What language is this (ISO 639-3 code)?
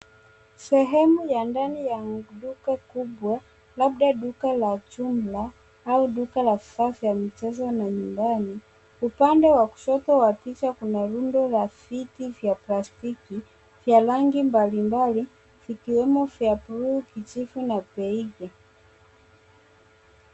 swa